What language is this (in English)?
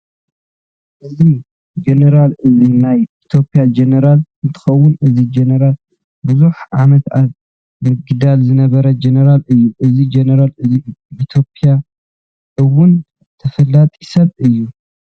Tigrinya